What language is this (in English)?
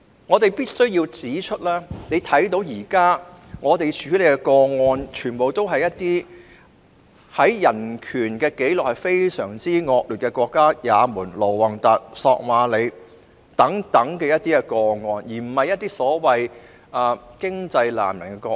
Cantonese